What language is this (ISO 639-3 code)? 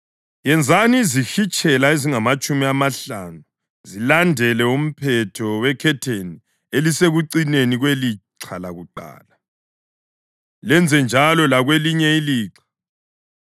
nde